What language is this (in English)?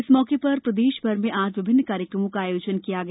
Hindi